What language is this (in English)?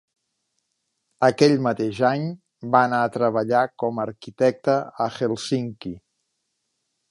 Catalan